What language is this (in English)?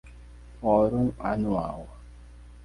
Portuguese